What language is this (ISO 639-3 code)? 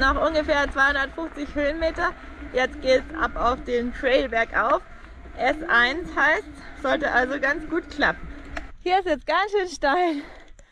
deu